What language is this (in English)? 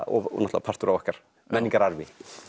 Icelandic